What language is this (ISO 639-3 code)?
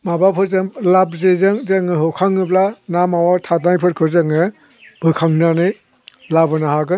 brx